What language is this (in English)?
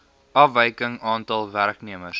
Afrikaans